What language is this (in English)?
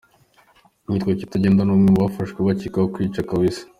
Kinyarwanda